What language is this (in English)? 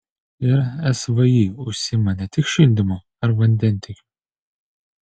Lithuanian